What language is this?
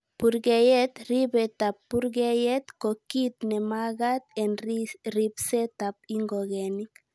Kalenjin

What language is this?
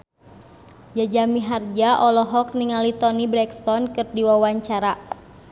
Sundanese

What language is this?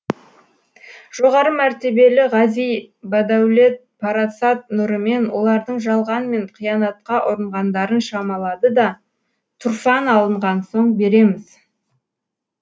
Kazakh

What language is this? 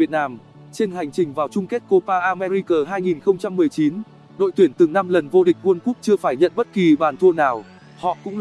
Vietnamese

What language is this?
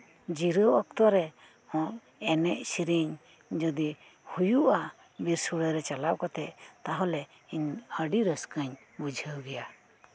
Santali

